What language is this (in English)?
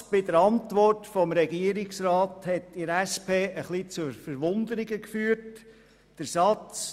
Swiss German